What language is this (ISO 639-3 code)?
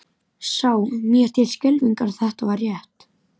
isl